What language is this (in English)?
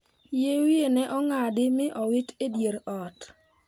Luo (Kenya and Tanzania)